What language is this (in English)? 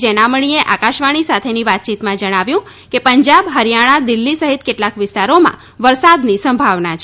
Gujarati